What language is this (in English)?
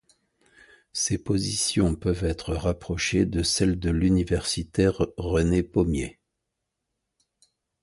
French